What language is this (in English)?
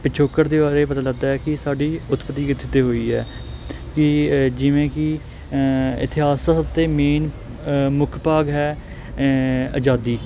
Punjabi